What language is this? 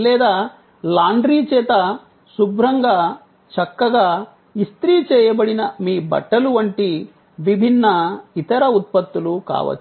Telugu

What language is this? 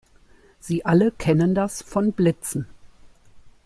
German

